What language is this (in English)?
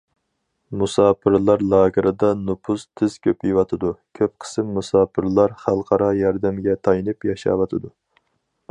Uyghur